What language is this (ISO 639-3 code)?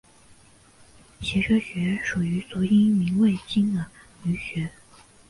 zho